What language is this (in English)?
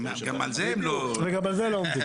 Hebrew